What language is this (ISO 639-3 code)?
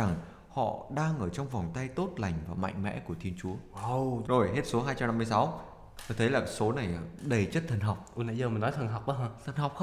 vie